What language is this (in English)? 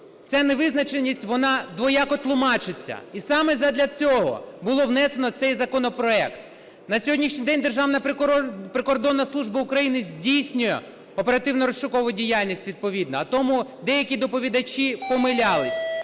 Ukrainian